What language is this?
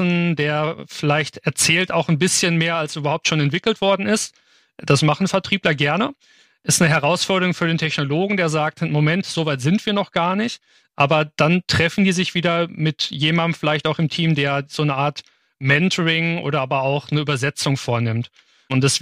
German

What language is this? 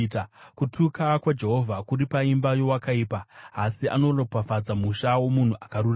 Shona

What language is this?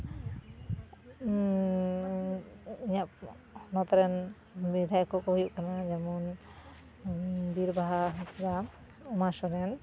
Santali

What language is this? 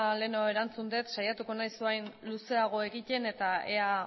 Basque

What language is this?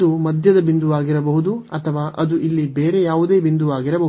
Kannada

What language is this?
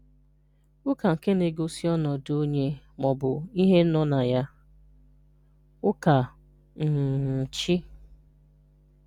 Igbo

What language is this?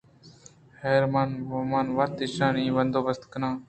Eastern Balochi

